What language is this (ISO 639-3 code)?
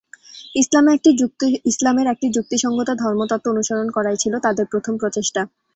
ben